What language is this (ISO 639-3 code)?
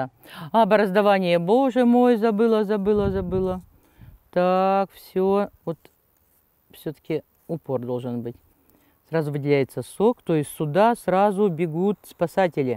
rus